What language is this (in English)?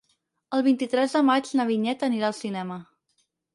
Catalan